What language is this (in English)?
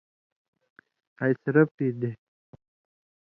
Indus Kohistani